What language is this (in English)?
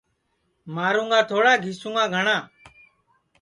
Sansi